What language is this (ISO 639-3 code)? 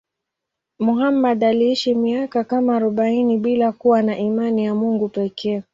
swa